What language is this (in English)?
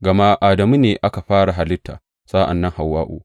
Hausa